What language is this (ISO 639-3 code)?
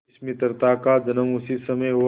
hin